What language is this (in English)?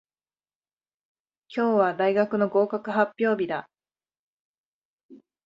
Japanese